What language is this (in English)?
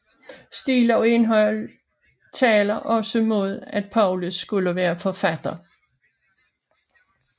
Danish